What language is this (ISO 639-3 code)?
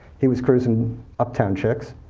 eng